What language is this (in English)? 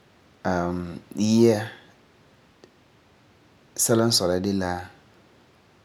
Frafra